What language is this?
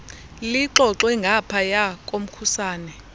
Xhosa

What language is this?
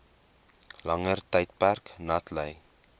Afrikaans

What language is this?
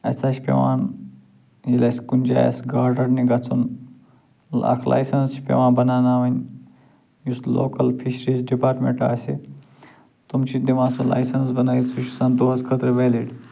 Kashmiri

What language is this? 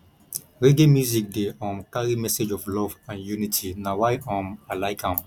Nigerian Pidgin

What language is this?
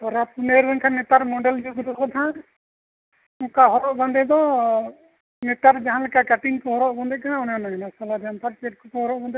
Santali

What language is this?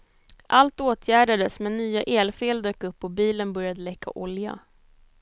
Swedish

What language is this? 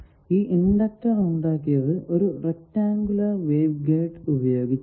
Malayalam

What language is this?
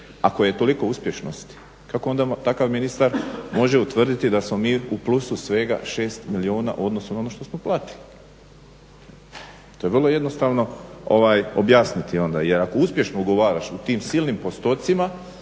Croatian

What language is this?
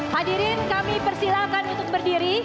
Indonesian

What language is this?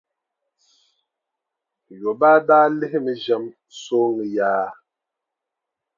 Dagbani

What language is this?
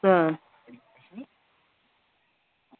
Malayalam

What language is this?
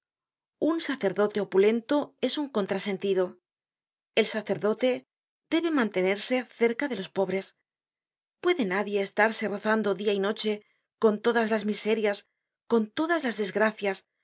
Spanish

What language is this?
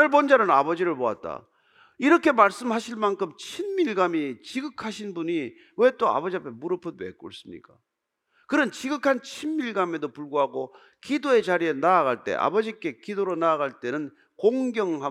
Korean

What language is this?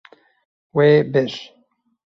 Kurdish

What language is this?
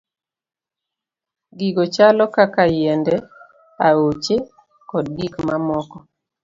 Luo (Kenya and Tanzania)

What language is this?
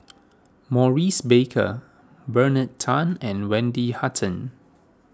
English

